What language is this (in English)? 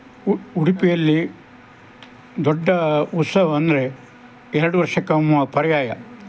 Kannada